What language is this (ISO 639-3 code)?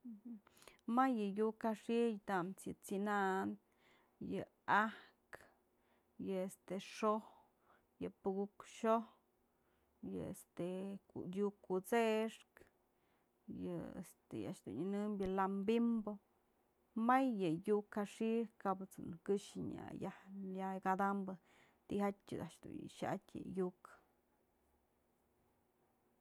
mzl